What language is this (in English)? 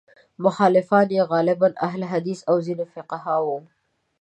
Pashto